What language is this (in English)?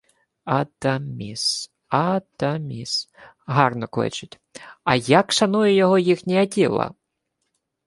Ukrainian